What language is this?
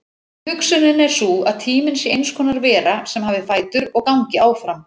Icelandic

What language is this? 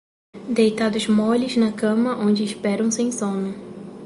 Portuguese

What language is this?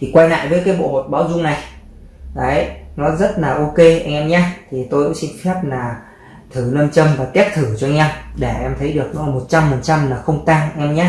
Vietnamese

